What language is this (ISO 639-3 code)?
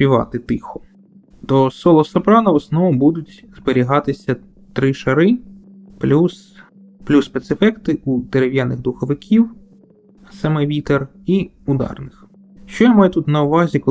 ukr